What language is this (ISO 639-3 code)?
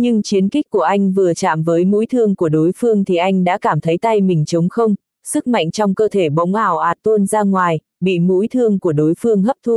vie